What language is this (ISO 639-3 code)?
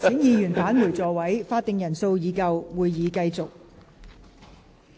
yue